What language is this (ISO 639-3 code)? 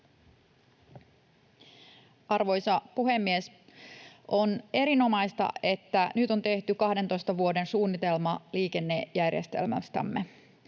fin